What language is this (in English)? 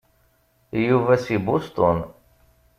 Kabyle